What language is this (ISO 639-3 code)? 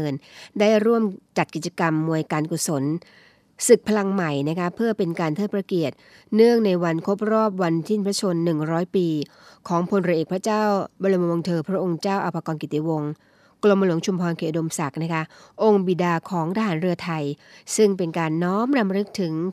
tha